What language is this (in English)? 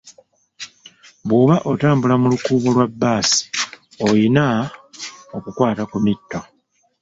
Ganda